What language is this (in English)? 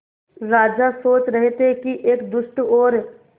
Hindi